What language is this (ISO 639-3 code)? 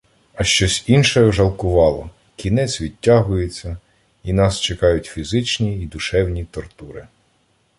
ukr